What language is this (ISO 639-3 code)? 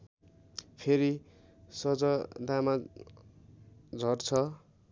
nep